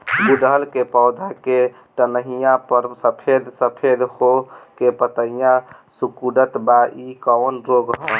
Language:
Bhojpuri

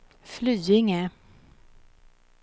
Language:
Swedish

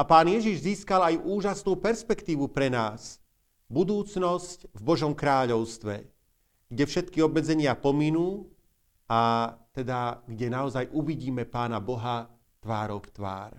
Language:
Slovak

